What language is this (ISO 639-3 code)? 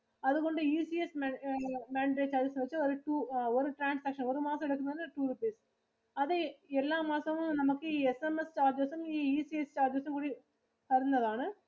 mal